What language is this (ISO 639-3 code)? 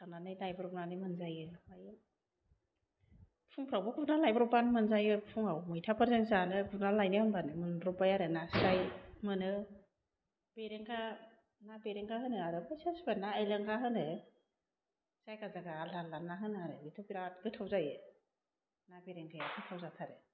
brx